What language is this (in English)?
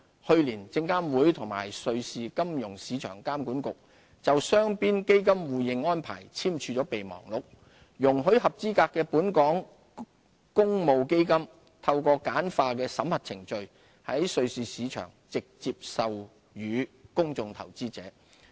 Cantonese